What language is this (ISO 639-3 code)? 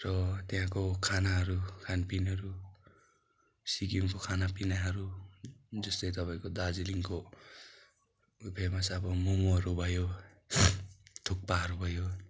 nep